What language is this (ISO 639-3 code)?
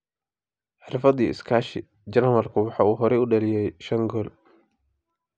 som